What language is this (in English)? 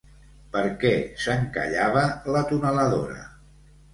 Catalan